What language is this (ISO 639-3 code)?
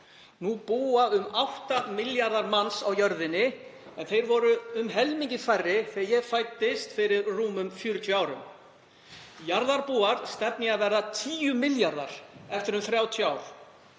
isl